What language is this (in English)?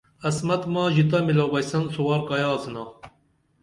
Dameli